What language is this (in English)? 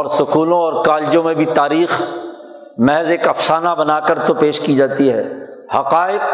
Urdu